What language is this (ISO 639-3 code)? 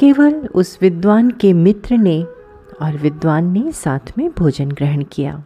hin